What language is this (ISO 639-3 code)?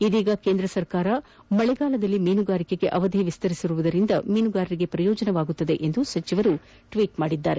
kan